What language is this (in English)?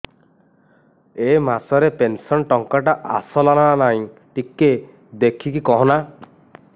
Odia